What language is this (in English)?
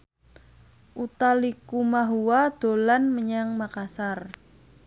Javanese